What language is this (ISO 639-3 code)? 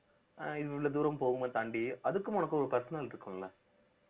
tam